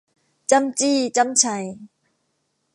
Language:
Thai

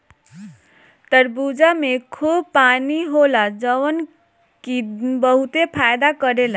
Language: Bhojpuri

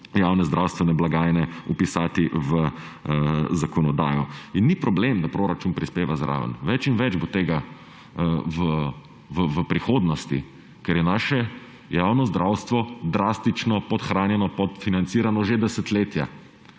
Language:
Slovenian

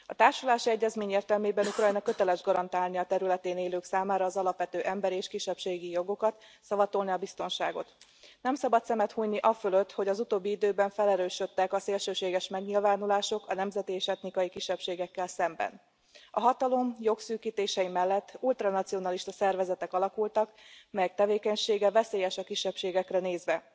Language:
Hungarian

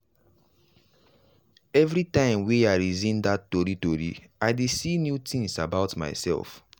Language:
Nigerian Pidgin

